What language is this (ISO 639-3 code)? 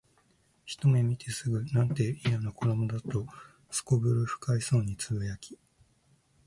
jpn